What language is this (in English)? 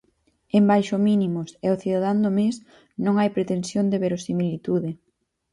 Galician